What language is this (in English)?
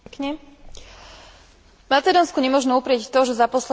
Slovak